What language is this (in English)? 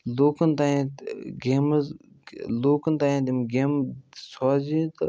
Kashmiri